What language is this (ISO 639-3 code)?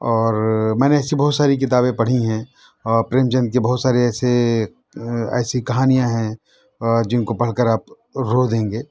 urd